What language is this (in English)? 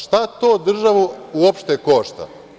Serbian